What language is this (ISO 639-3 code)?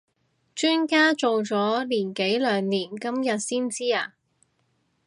yue